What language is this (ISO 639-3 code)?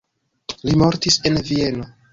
epo